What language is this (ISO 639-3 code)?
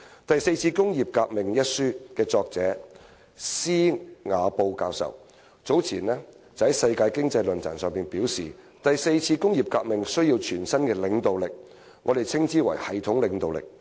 yue